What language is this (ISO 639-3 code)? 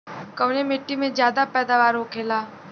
bho